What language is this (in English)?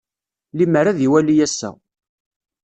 Kabyle